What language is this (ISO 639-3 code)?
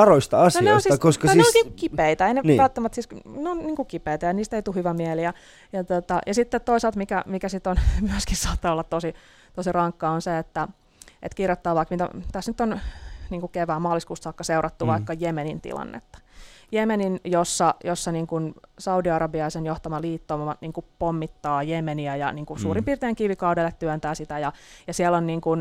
fin